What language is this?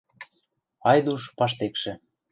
Western Mari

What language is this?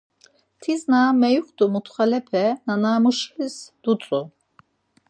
Laz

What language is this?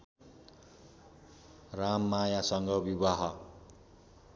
Nepali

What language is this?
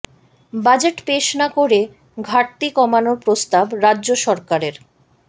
Bangla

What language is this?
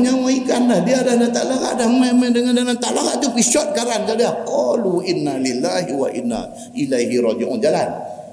Malay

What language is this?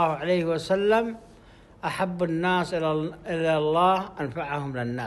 Arabic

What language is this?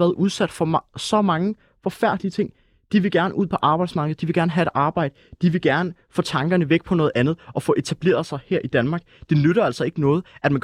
Danish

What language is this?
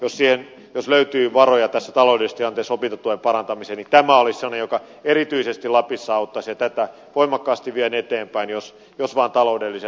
Finnish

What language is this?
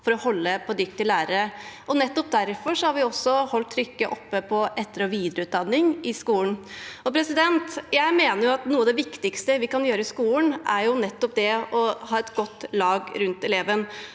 Norwegian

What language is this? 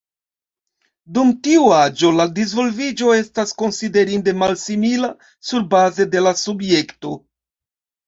Esperanto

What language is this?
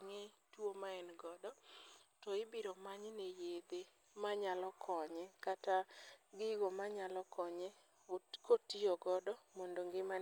Luo (Kenya and Tanzania)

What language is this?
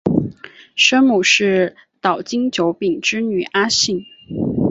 Chinese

